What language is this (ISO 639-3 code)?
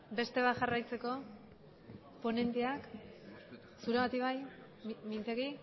eus